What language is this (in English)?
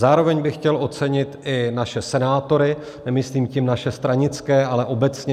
Czech